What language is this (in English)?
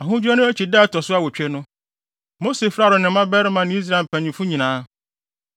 Akan